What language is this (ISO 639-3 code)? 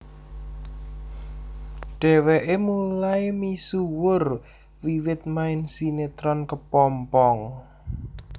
jav